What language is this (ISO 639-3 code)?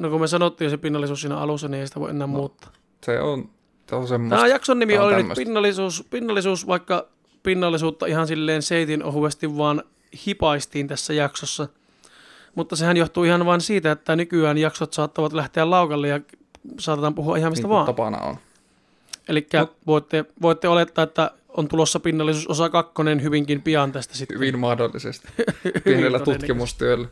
fin